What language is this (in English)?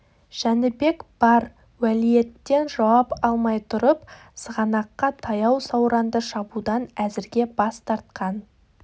Kazakh